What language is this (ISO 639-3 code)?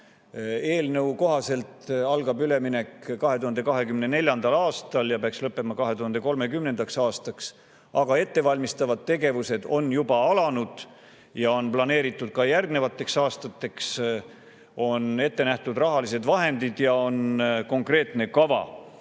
est